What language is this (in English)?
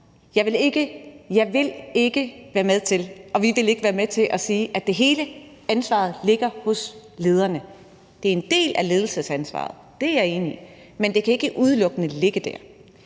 Danish